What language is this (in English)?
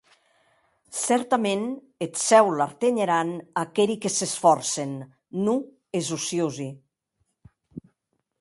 Occitan